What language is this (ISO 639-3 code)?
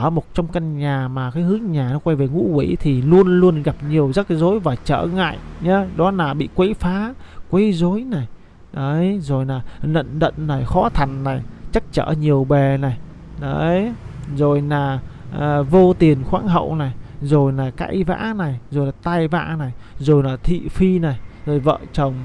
vie